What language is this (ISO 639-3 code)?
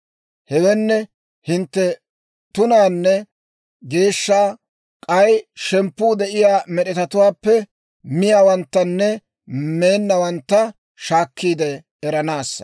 dwr